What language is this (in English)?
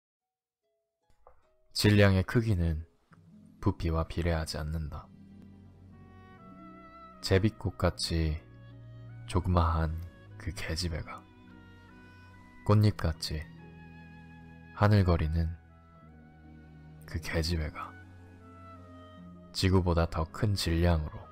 Korean